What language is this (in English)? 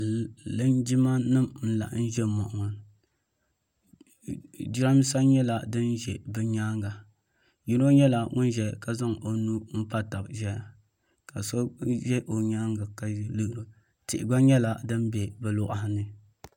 Dagbani